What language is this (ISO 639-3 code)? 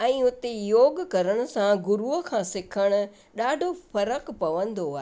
snd